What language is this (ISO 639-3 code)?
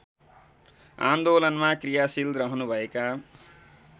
nep